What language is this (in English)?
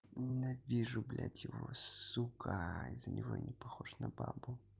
Russian